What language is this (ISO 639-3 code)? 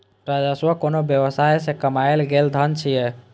mai